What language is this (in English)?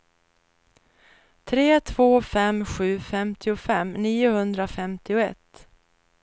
Swedish